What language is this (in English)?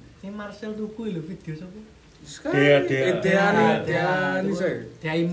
Indonesian